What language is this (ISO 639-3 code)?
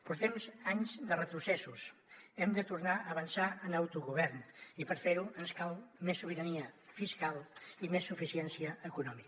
cat